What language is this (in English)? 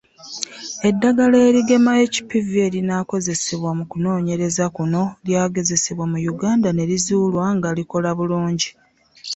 Ganda